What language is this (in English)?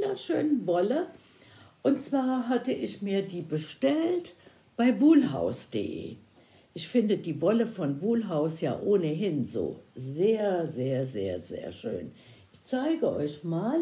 German